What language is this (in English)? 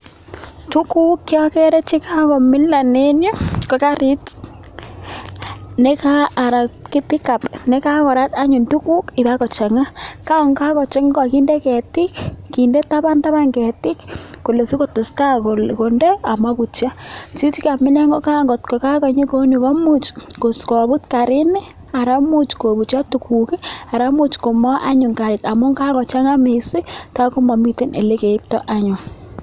Kalenjin